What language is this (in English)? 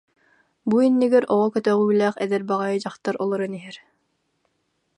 Yakut